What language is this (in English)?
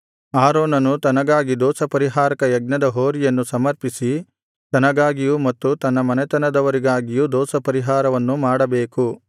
Kannada